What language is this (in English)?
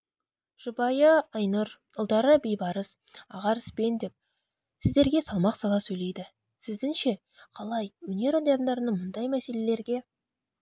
Kazakh